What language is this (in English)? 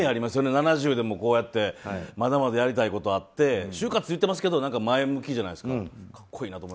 Japanese